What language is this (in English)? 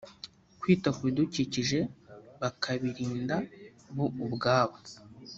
Kinyarwanda